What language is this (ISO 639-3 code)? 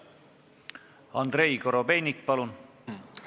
est